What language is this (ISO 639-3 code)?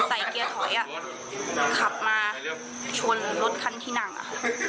tha